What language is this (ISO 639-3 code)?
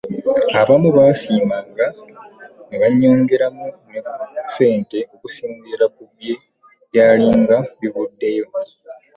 lug